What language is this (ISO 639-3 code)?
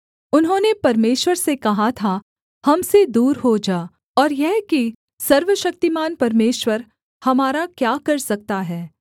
hin